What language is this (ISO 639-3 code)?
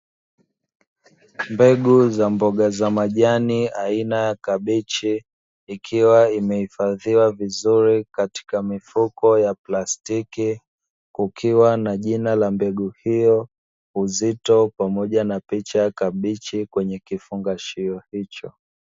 swa